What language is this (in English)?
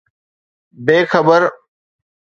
Sindhi